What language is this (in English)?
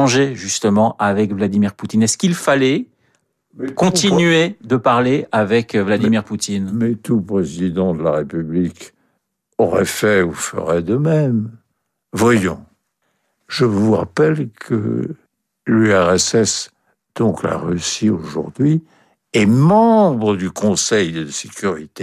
French